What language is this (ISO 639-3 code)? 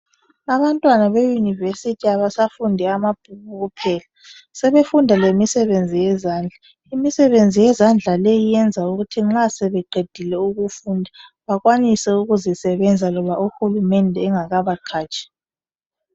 nde